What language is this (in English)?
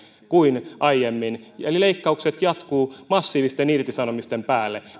Finnish